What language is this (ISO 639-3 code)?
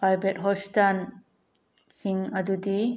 mni